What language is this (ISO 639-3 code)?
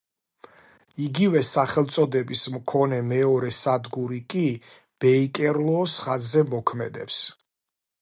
kat